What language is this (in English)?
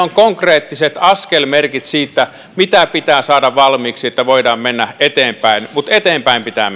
Finnish